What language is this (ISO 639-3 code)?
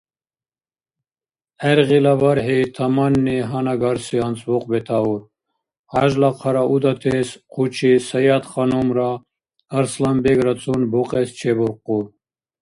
dar